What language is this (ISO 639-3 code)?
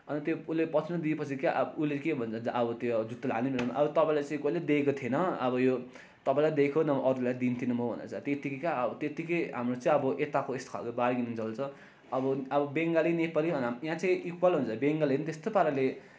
nep